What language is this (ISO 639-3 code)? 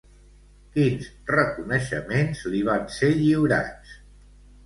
cat